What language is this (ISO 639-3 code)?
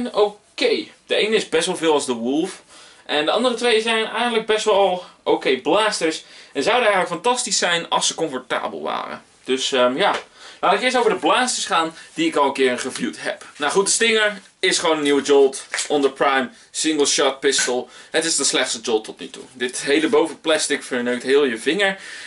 nld